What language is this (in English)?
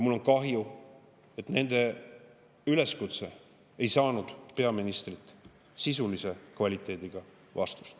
Estonian